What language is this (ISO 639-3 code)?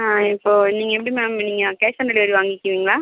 tam